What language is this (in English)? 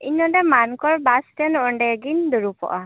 Santali